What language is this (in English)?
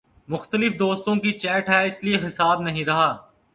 Urdu